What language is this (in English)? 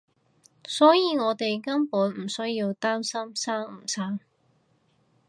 Cantonese